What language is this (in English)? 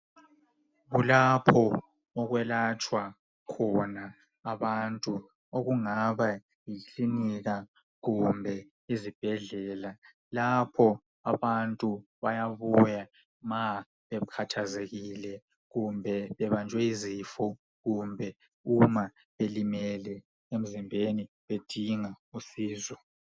North Ndebele